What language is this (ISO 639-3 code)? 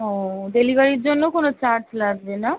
ben